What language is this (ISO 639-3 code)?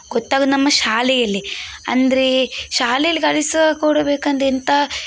kan